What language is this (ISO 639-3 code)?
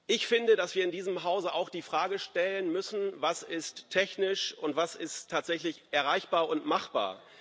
deu